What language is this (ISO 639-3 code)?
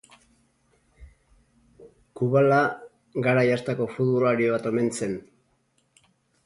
eus